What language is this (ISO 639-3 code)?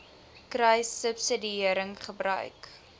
afr